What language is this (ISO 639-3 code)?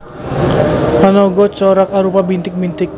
jav